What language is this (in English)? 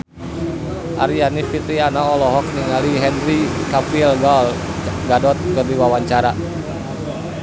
Sundanese